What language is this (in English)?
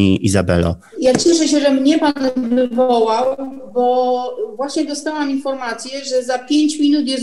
Polish